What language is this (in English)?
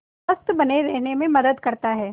Hindi